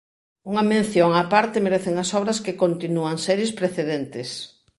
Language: Galician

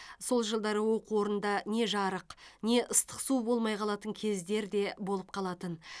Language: Kazakh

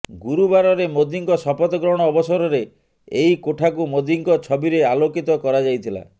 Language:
Odia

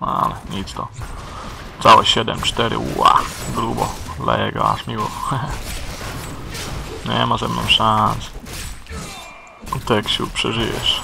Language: Polish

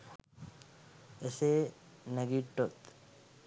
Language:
Sinhala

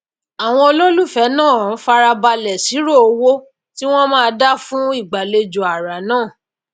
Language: Yoruba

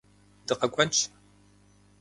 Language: Kabardian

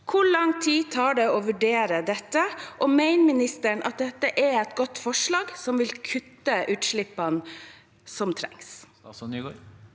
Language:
Norwegian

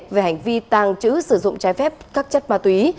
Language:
Vietnamese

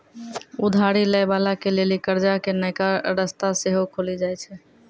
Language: Maithili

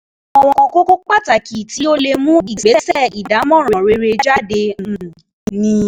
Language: Yoruba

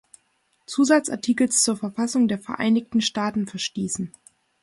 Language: German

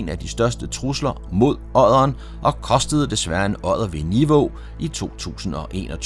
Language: Danish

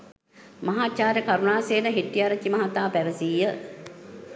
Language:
Sinhala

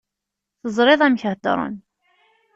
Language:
Kabyle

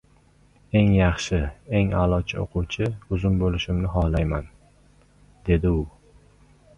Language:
Uzbek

